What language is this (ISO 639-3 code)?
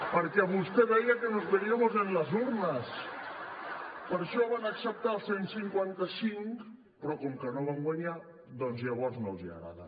cat